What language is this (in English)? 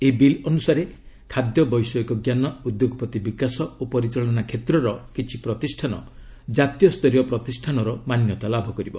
Odia